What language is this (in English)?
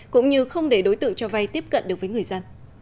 Vietnamese